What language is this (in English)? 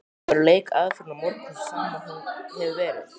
Icelandic